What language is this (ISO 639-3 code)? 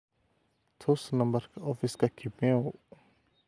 som